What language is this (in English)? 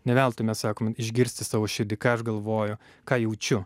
Lithuanian